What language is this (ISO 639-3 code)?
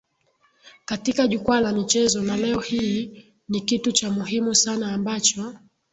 swa